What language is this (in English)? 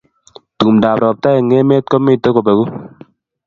Kalenjin